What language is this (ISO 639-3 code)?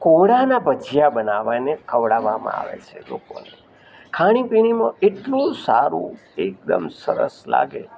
guj